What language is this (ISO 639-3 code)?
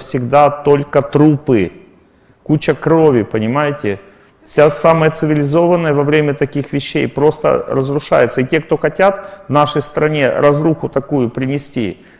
rus